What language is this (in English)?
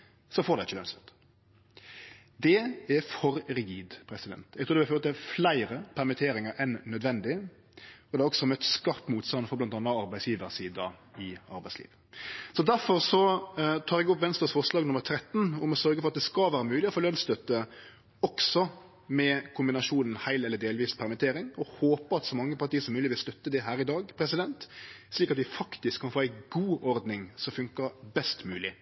Norwegian Nynorsk